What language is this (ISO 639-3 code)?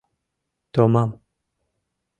chm